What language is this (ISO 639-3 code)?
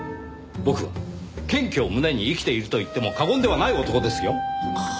jpn